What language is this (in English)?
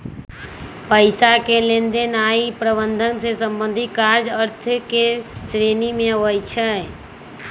Magahi